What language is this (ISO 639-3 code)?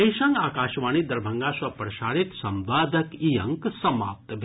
mai